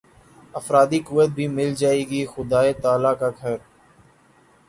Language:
Urdu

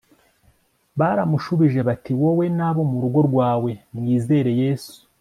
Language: Kinyarwanda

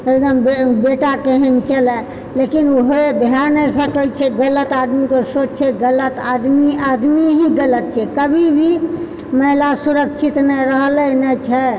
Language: Maithili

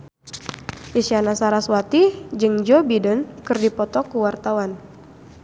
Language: Sundanese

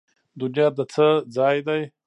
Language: Pashto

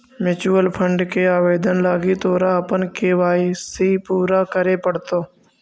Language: Magahi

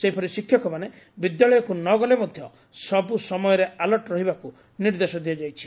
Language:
Odia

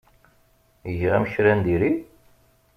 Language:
Kabyle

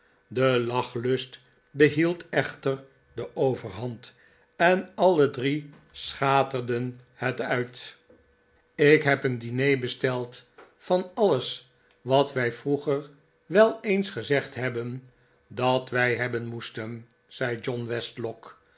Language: Dutch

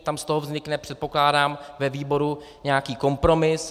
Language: Czech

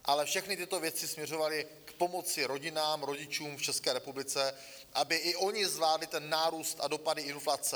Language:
Czech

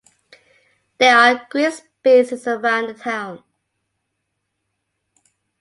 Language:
English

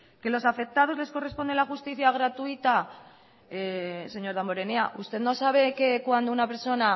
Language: Spanish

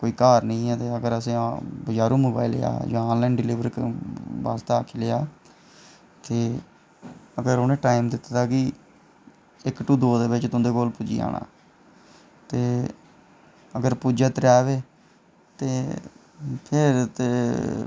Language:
Dogri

